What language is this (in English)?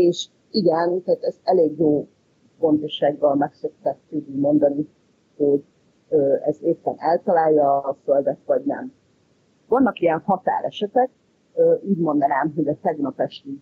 Hungarian